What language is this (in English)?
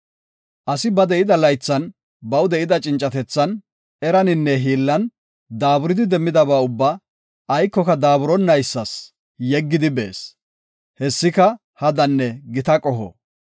Gofa